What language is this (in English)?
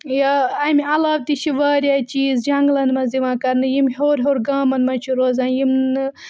Kashmiri